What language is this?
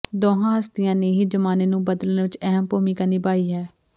Punjabi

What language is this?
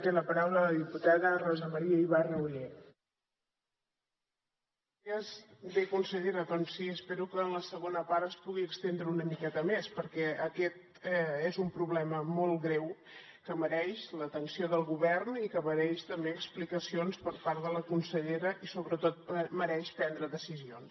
Catalan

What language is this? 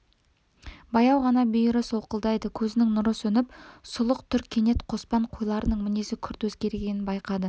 Kazakh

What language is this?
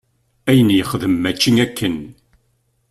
Kabyle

